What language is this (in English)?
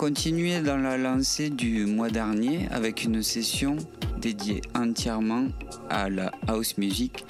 French